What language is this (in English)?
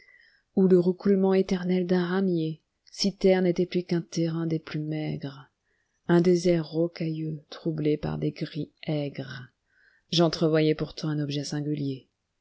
French